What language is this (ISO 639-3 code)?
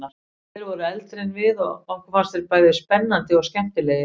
isl